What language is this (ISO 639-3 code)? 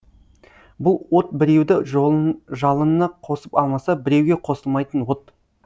kaz